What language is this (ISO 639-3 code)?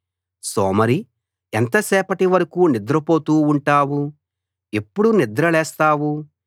tel